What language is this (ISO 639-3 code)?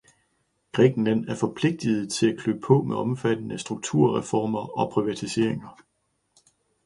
dan